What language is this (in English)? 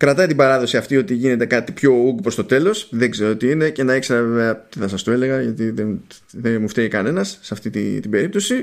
Greek